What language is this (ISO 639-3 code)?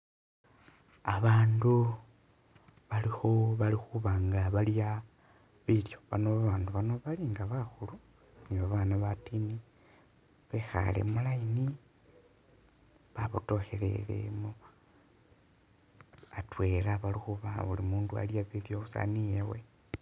myx